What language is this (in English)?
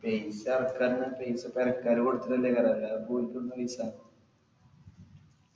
Malayalam